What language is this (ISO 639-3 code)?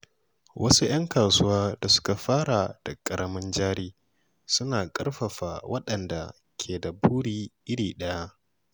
hau